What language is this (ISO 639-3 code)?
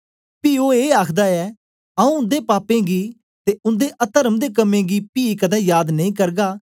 doi